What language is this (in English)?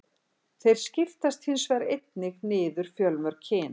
Icelandic